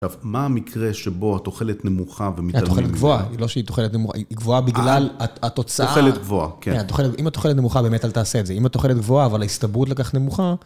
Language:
Hebrew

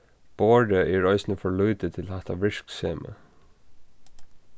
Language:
Faroese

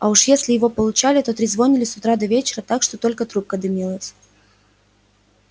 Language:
Russian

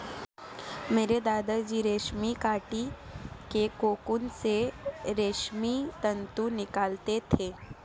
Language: Hindi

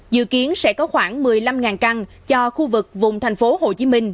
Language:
Vietnamese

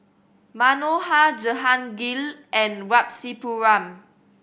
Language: English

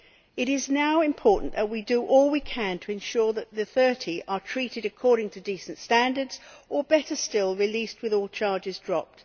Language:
English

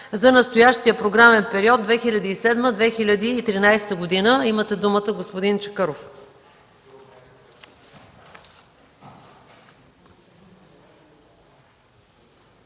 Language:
Bulgarian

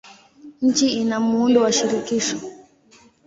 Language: Swahili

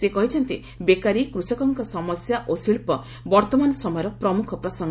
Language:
Odia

